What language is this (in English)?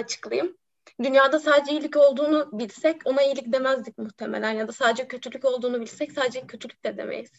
Turkish